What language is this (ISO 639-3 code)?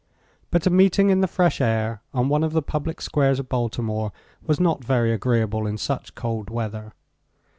eng